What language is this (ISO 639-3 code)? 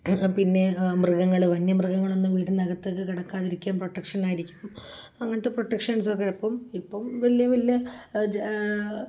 mal